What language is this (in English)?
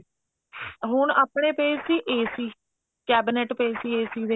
Punjabi